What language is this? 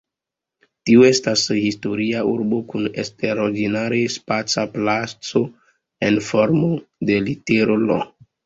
Esperanto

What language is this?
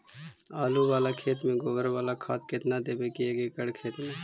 Magahi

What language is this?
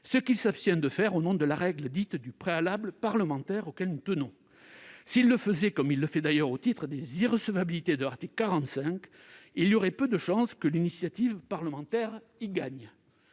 French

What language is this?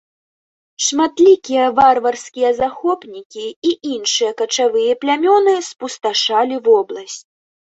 Belarusian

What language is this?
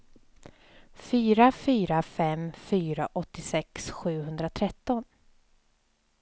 Swedish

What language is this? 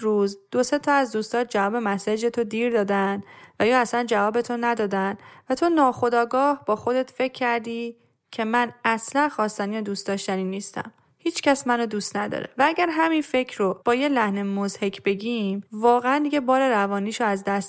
Persian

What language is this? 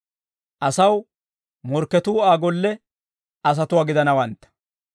Dawro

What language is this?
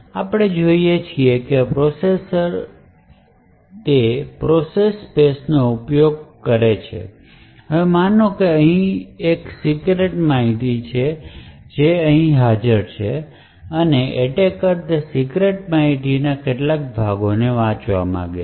Gujarati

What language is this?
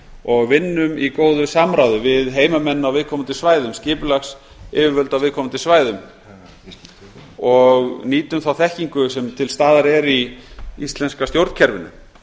Icelandic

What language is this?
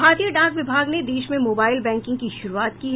Hindi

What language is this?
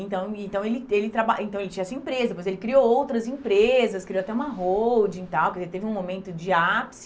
Portuguese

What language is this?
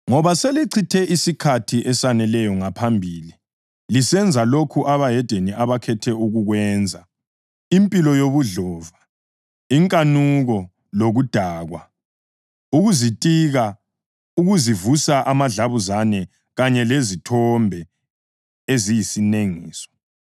North Ndebele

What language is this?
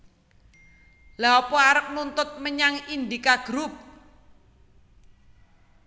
Javanese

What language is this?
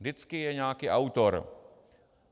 Czech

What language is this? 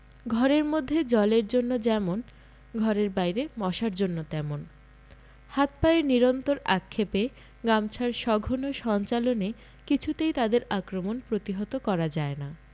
Bangla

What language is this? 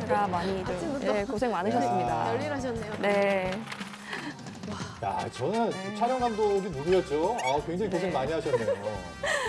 Korean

